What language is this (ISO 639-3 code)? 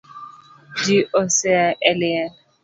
luo